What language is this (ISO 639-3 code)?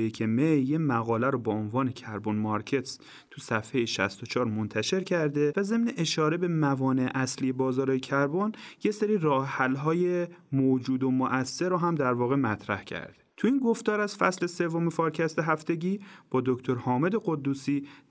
fas